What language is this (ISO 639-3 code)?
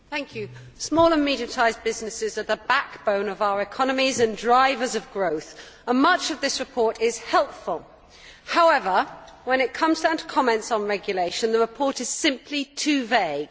eng